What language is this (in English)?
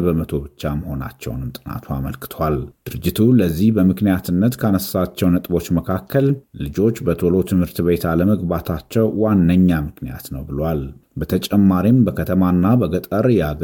Amharic